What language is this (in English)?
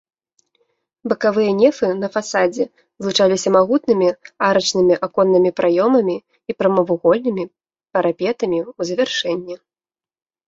Belarusian